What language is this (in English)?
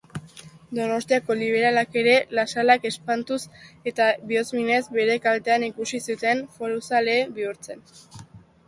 Basque